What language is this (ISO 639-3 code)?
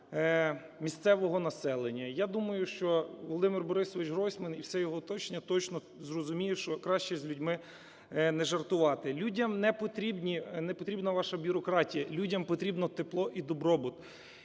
ukr